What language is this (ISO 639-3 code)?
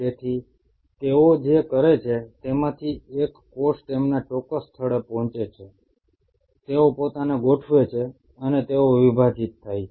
guj